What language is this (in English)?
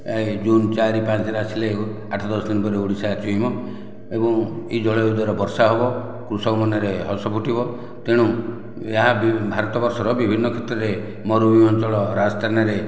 Odia